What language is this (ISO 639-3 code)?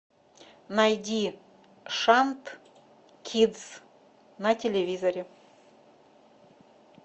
rus